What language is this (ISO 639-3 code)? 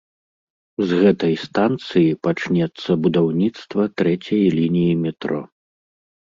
bel